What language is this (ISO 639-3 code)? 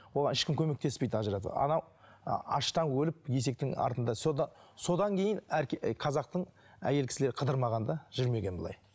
kaz